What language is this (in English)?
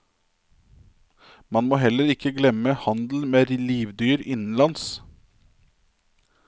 Norwegian